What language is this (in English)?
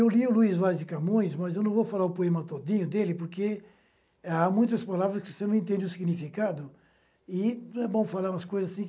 Portuguese